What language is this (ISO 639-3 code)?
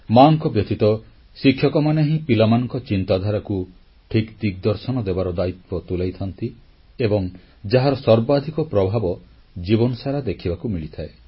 ori